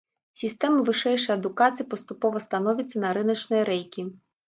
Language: Belarusian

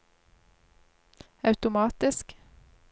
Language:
Norwegian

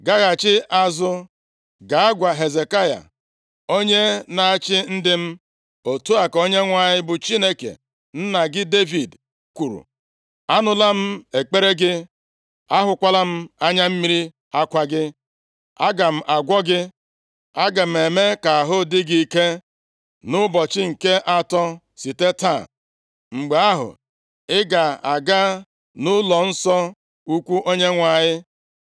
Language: Igbo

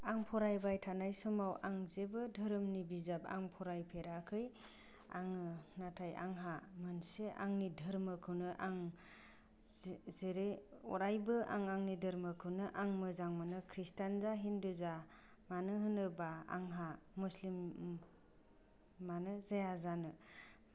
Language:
Bodo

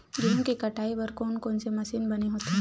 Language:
Chhattisgarhi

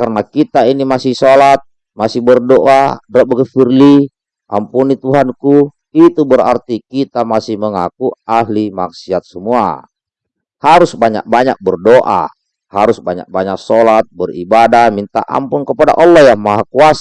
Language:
Indonesian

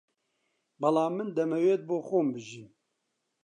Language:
Central Kurdish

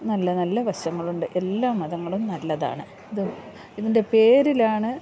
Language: Malayalam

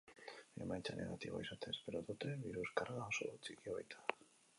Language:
Basque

